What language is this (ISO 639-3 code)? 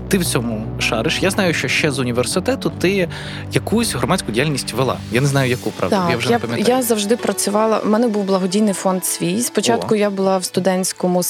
ukr